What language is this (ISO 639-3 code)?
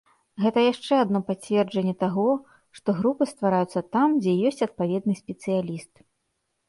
bel